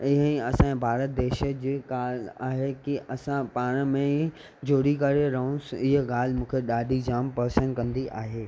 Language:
Sindhi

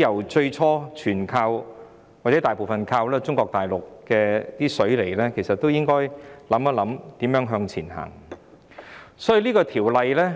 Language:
Cantonese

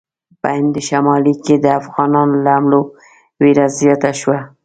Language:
Pashto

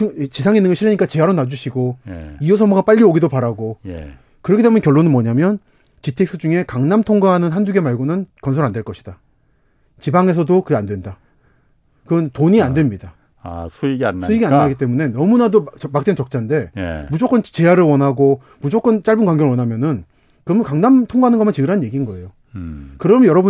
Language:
Korean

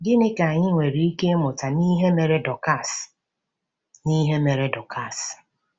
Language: Igbo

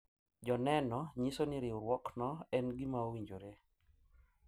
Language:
Luo (Kenya and Tanzania)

